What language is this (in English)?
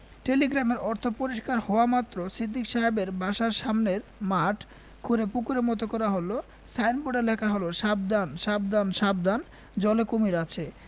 Bangla